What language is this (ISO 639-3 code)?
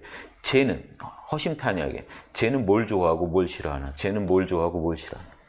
kor